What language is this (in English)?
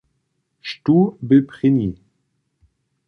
Upper Sorbian